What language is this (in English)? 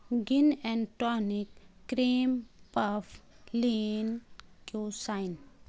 Urdu